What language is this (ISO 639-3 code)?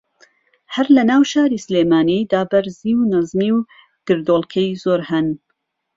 ckb